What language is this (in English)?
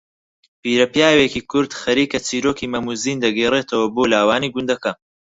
Central Kurdish